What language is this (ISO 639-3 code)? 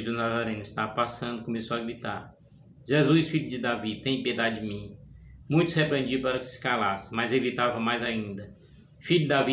por